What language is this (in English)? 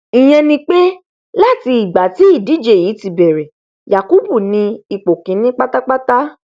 Yoruba